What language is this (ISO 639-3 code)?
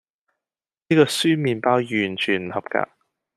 yue